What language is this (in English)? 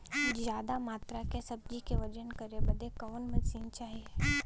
Bhojpuri